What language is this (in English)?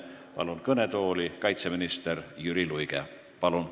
Estonian